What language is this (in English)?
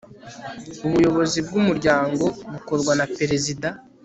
Kinyarwanda